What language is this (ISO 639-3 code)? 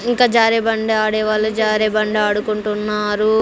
tel